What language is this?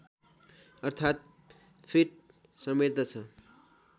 Nepali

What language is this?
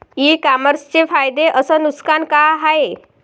Marathi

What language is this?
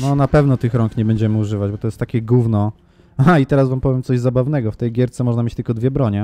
Polish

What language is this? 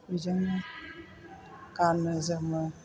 Bodo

